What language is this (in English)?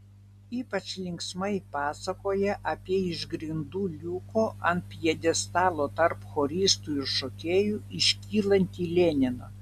Lithuanian